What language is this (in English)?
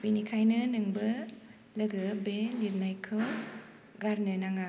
Bodo